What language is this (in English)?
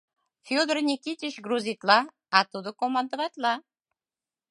Mari